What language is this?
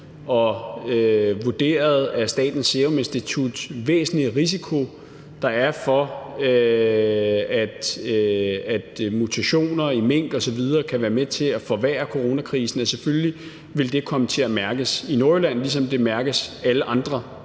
Danish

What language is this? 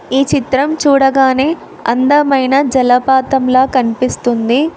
Telugu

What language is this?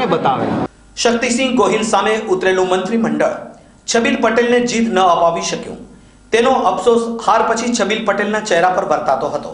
Hindi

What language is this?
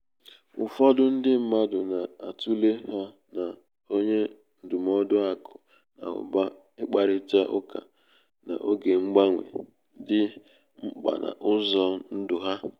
Igbo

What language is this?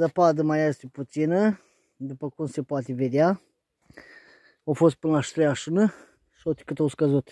Romanian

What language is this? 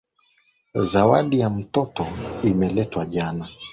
Swahili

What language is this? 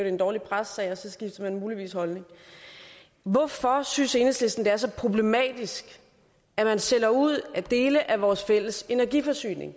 Danish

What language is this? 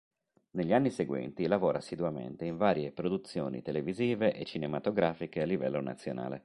Italian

